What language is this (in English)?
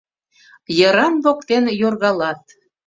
Mari